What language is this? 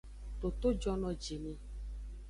Aja (Benin)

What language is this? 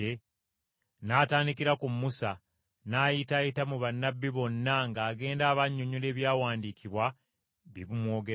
Ganda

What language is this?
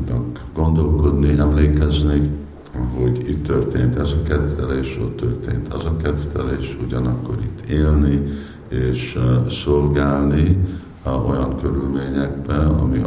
Hungarian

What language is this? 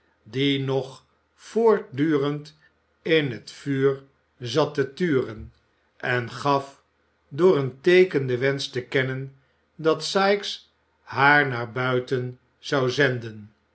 Dutch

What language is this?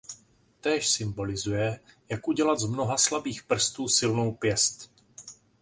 Czech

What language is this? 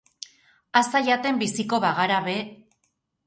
Basque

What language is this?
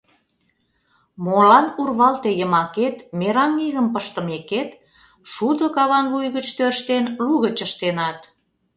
Mari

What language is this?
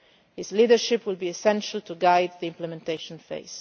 English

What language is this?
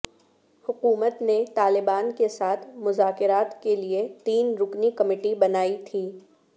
Urdu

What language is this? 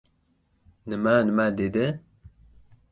Uzbek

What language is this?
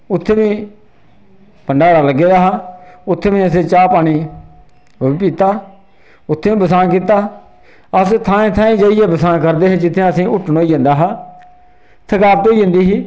Dogri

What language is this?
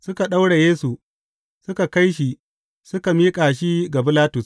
Hausa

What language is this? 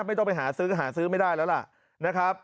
Thai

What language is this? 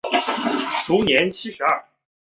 Chinese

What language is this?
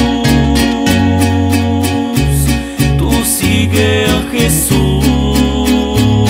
Spanish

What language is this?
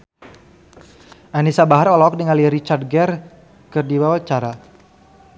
Sundanese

